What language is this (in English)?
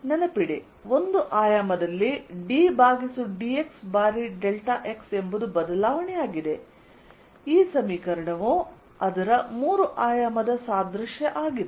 Kannada